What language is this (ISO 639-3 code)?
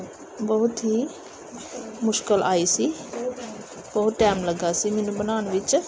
pan